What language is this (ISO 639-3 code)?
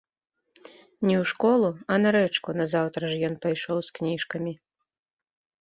bel